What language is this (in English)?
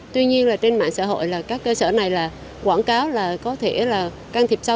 Vietnamese